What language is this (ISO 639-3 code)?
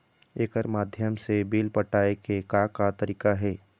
hne